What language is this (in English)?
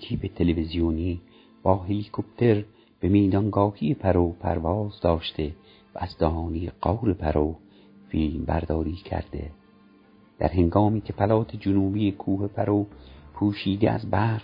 Persian